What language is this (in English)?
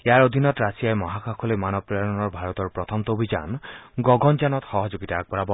Assamese